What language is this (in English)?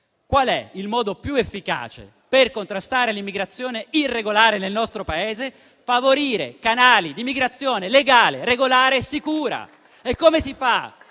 Italian